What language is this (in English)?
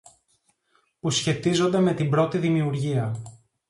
Greek